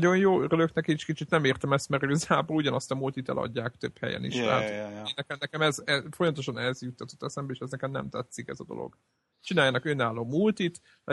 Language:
Hungarian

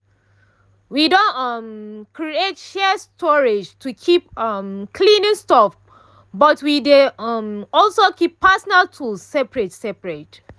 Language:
Nigerian Pidgin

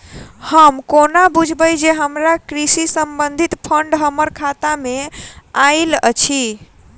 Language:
Maithili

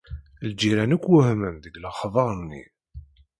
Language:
Kabyle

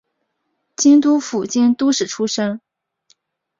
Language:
Chinese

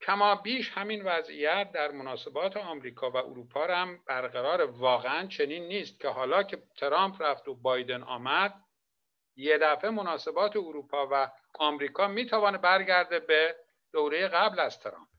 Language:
Persian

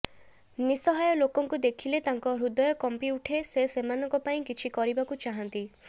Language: Odia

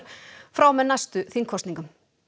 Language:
Icelandic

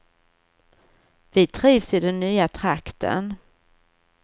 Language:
Swedish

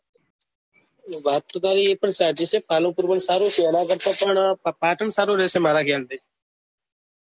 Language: Gujarati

